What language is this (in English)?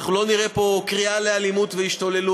Hebrew